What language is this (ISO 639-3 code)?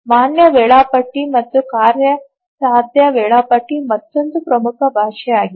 kan